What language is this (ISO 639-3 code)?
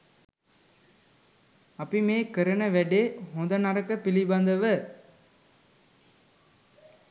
sin